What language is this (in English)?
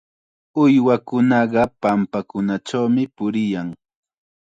Chiquián Ancash Quechua